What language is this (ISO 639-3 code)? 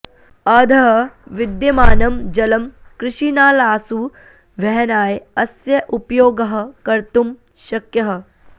san